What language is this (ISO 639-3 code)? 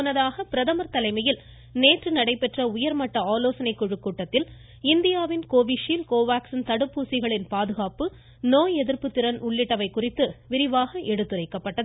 tam